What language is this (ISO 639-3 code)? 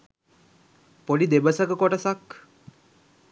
sin